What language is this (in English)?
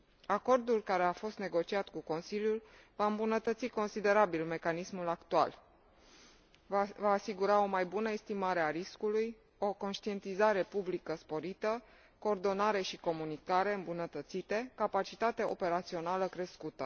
Romanian